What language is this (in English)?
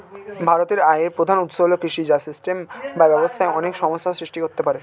Bangla